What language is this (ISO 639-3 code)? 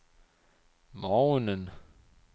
dan